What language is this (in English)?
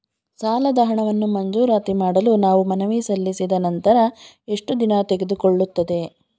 Kannada